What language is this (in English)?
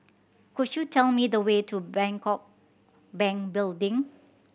English